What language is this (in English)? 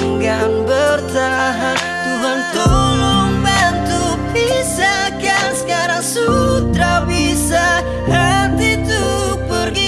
Indonesian